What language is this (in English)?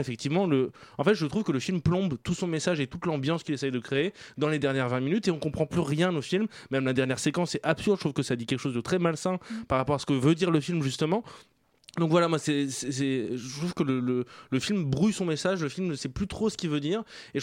French